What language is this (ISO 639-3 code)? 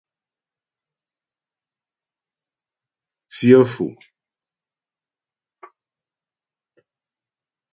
bbj